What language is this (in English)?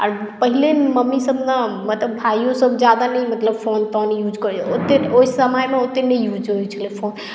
Maithili